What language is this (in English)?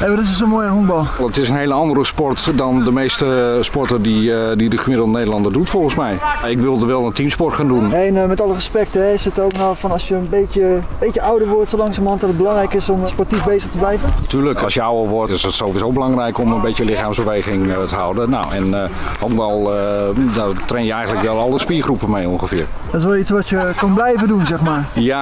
Dutch